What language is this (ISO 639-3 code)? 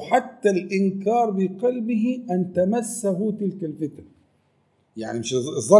ara